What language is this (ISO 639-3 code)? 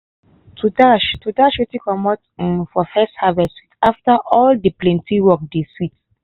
pcm